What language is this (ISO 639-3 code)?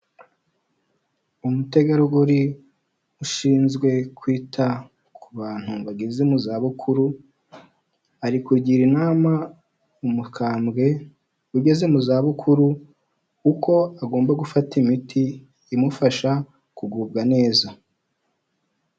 kin